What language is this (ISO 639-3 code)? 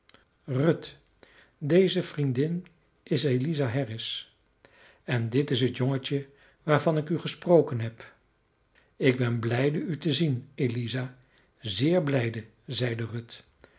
nld